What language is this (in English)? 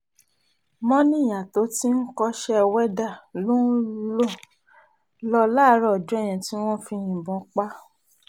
Yoruba